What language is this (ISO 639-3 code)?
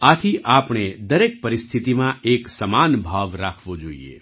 guj